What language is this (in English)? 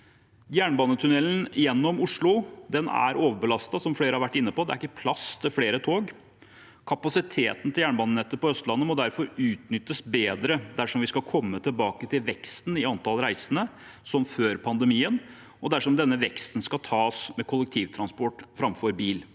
Norwegian